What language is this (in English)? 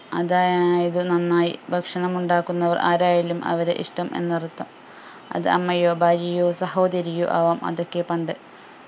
Malayalam